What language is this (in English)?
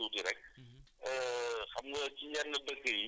Wolof